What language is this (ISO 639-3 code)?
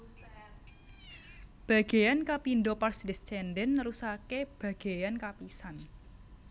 jav